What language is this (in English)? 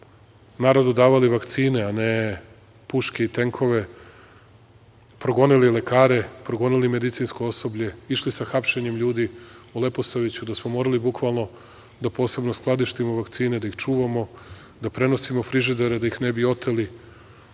Serbian